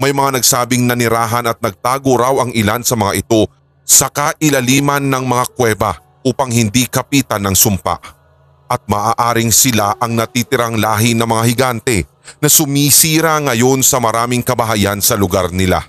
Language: Filipino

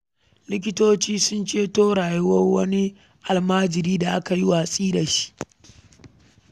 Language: Hausa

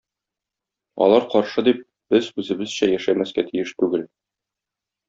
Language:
Tatar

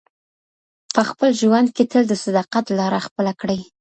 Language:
Pashto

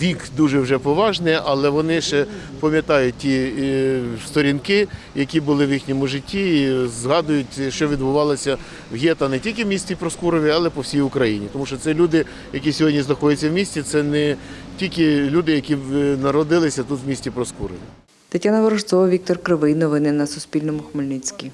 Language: Ukrainian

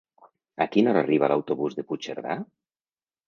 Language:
Catalan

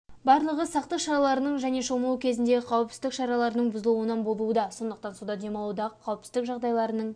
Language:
Kazakh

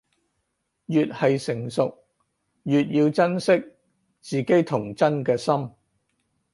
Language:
Cantonese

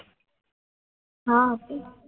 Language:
Gujarati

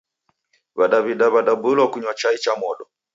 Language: Taita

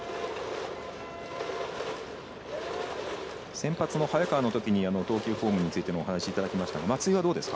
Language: Japanese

